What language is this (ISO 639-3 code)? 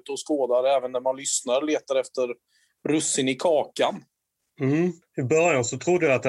swe